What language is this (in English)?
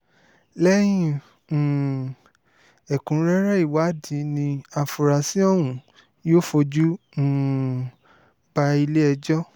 Yoruba